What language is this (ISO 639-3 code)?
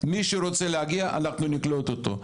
heb